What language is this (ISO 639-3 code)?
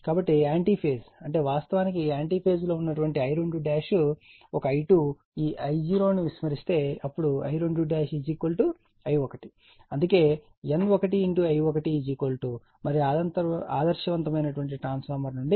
tel